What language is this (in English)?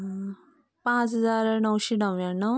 Konkani